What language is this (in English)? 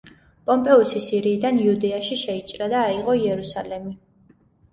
Georgian